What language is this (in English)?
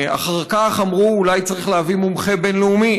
Hebrew